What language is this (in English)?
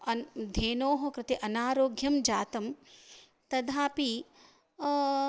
Sanskrit